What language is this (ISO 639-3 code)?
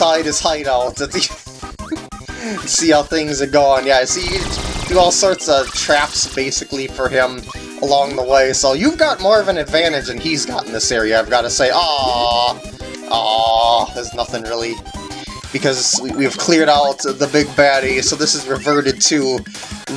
eng